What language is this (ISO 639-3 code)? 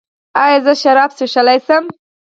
pus